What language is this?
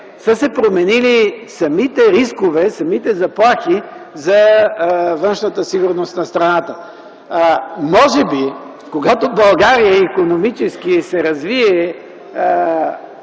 Bulgarian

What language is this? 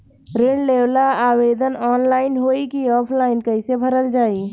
Bhojpuri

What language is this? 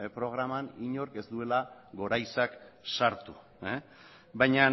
Basque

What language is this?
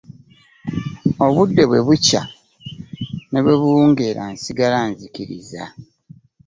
Ganda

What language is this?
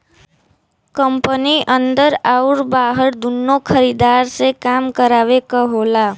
Bhojpuri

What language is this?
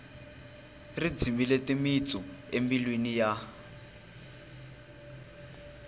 Tsonga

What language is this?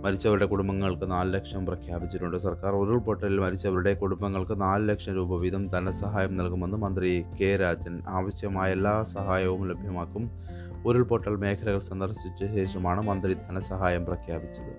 Malayalam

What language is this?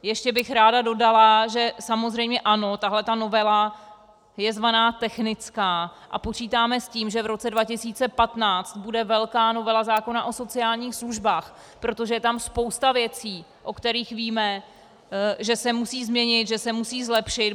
Czech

